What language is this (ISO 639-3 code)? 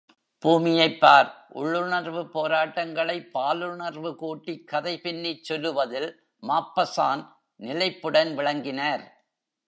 tam